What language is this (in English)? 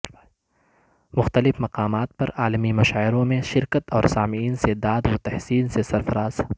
Urdu